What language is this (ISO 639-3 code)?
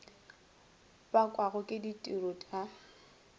nso